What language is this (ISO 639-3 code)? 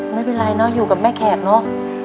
tha